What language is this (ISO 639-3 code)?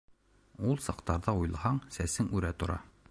bak